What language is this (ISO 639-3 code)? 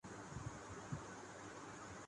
urd